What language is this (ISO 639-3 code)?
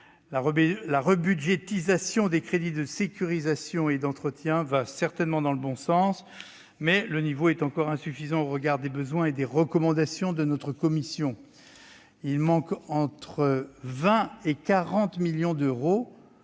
fra